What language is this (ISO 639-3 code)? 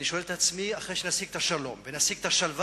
heb